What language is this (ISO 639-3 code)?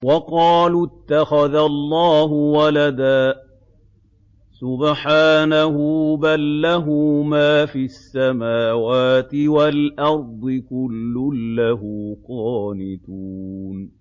ara